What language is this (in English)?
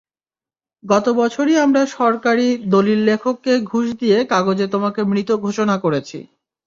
Bangla